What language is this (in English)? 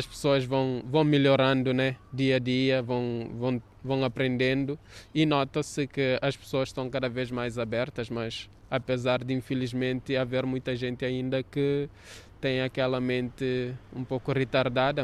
Portuguese